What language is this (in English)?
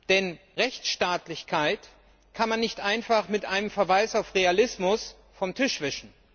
German